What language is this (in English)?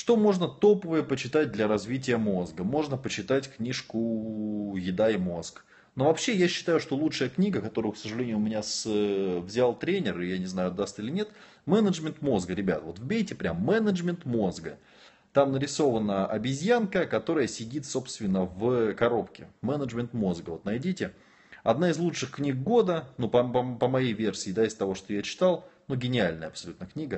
Russian